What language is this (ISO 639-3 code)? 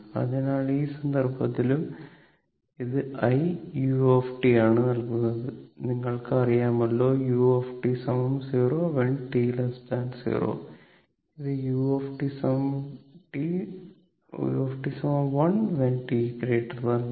mal